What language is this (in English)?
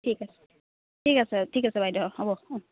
Assamese